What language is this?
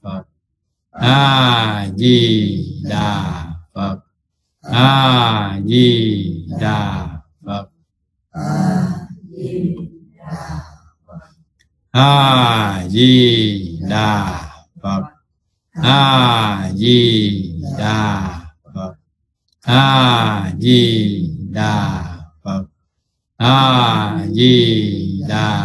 Vietnamese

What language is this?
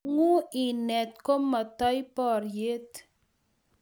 Kalenjin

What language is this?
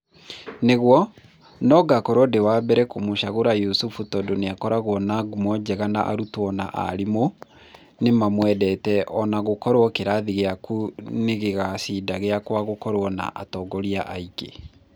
Kikuyu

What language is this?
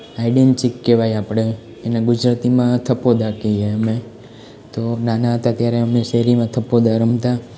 Gujarati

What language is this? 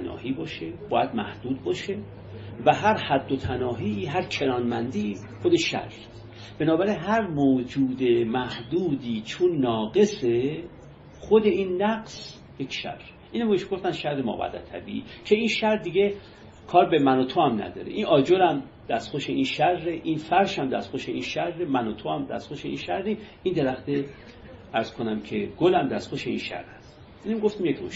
Persian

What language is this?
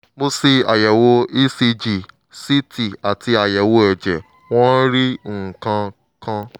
Yoruba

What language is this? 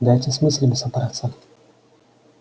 Russian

